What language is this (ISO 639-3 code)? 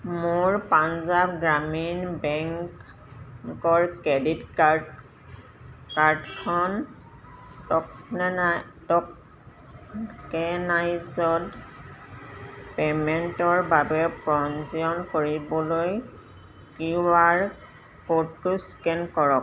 asm